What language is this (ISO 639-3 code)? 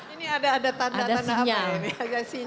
ind